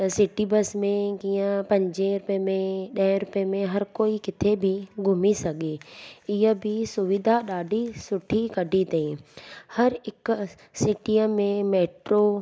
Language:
Sindhi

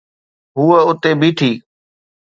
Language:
Sindhi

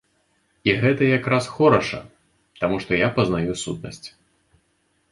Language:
Belarusian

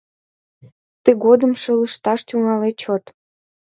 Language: Mari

